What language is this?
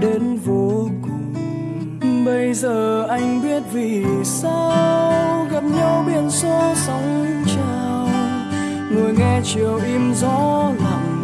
Vietnamese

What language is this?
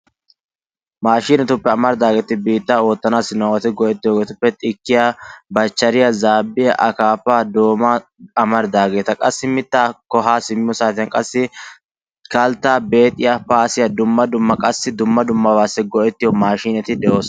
Wolaytta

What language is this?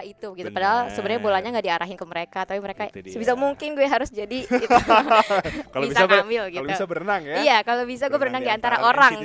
Indonesian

